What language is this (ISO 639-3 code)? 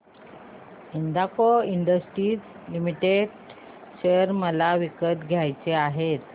mar